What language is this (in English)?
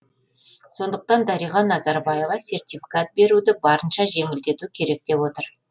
Kazakh